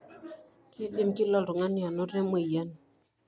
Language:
Masai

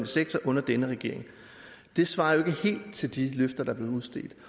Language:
Danish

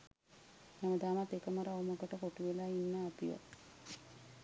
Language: Sinhala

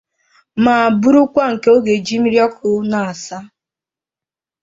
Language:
Igbo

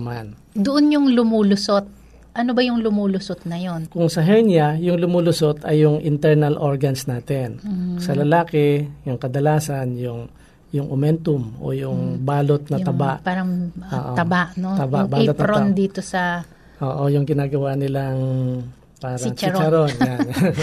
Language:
Filipino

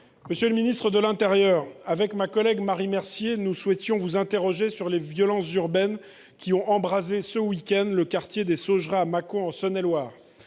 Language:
French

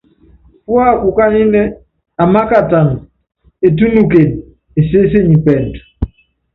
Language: Yangben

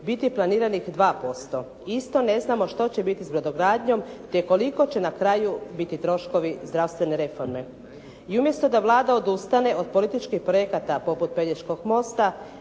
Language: Croatian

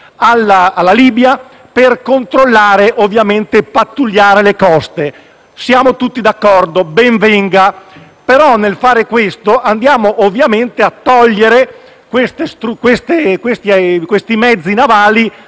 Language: Italian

